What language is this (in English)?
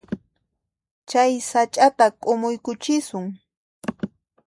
Puno Quechua